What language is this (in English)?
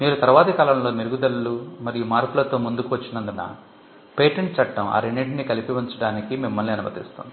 Telugu